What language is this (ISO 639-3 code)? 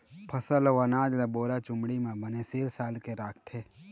hne